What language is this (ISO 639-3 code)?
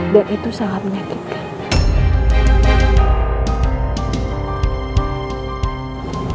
ind